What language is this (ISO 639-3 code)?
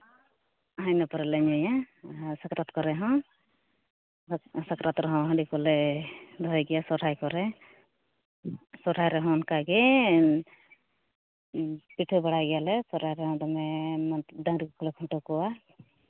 sat